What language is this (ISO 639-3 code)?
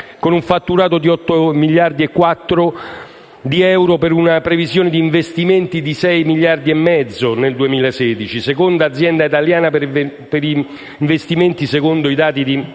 ita